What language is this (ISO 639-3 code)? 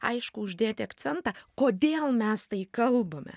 lit